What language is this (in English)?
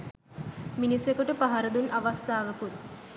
Sinhala